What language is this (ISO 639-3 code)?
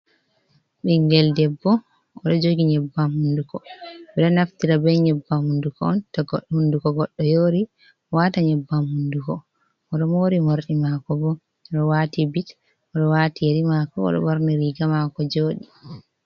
ful